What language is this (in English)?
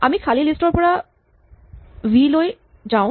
Assamese